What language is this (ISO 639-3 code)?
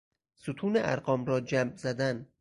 fas